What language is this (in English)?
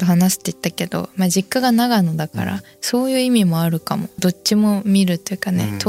Japanese